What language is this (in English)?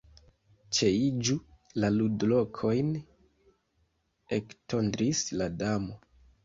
Esperanto